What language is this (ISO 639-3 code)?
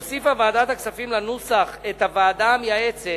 heb